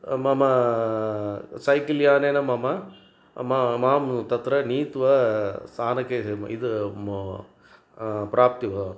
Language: Sanskrit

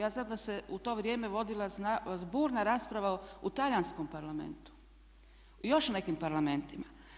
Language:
Croatian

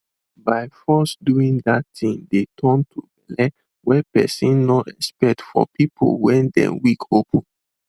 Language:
Nigerian Pidgin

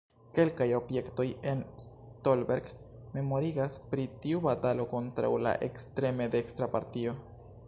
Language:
Esperanto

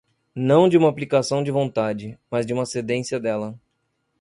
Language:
Portuguese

